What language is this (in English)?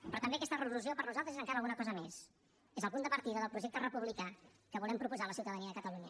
Catalan